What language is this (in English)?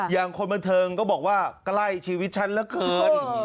Thai